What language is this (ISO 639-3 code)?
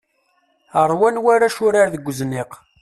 kab